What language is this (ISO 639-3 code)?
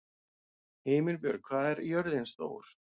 isl